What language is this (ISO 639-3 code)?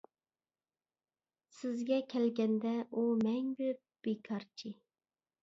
uig